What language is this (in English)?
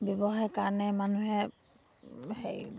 Assamese